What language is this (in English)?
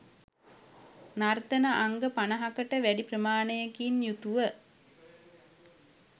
Sinhala